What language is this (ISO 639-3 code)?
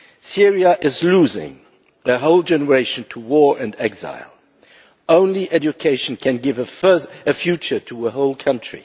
eng